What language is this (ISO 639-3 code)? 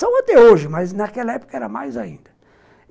por